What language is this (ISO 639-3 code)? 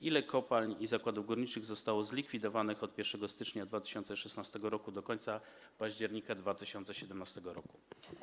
pol